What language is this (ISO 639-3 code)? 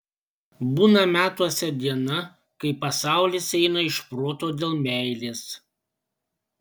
lit